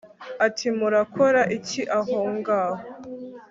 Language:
Kinyarwanda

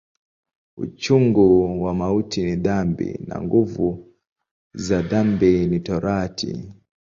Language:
Swahili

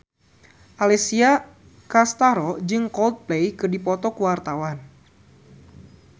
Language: Sundanese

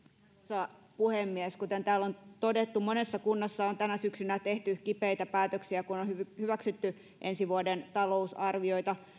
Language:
Finnish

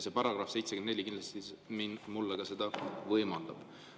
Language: Estonian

